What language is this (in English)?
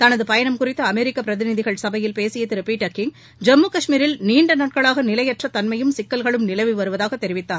Tamil